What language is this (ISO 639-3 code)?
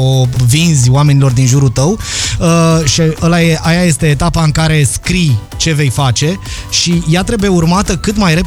ron